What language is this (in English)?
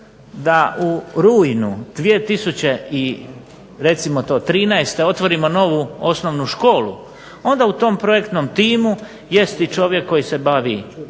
Croatian